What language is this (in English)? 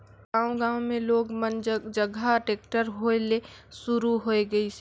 Chhattisgarhi